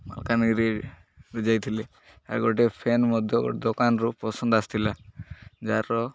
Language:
Odia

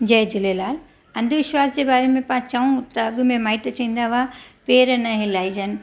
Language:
Sindhi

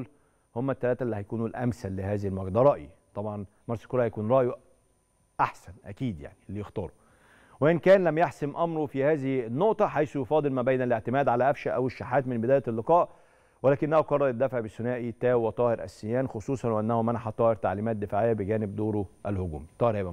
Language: Arabic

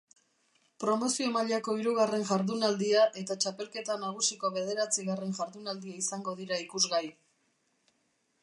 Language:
Basque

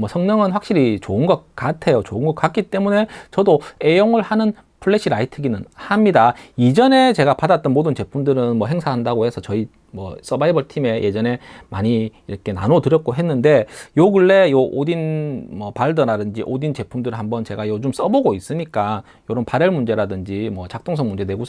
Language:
Korean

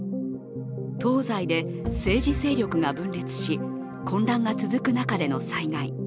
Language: Japanese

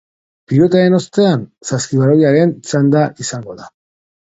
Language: Basque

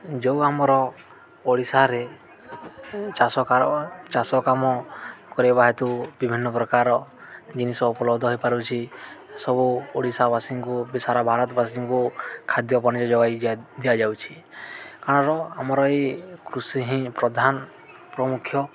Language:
Odia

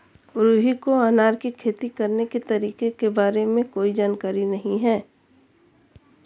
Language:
Hindi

